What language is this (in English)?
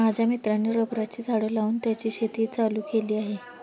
Marathi